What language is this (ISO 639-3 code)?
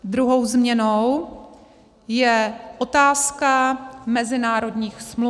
ces